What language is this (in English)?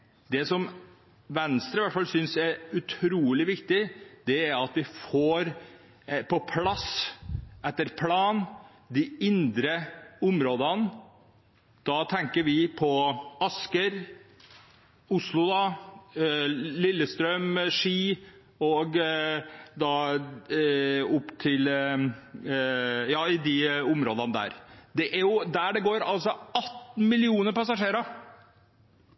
Norwegian Bokmål